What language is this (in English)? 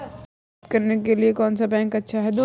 Hindi